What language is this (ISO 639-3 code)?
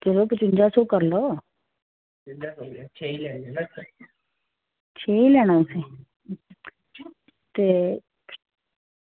doi